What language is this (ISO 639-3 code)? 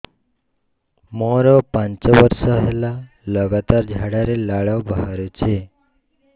ori